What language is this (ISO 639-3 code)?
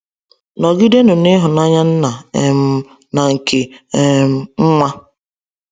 ibo